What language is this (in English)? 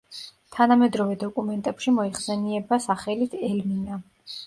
Georgian